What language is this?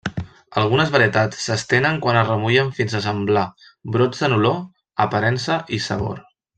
Catalan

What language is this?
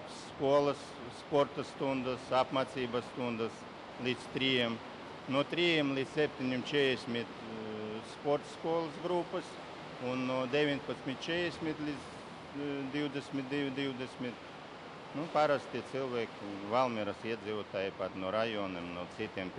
Latvian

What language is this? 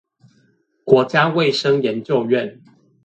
Chinese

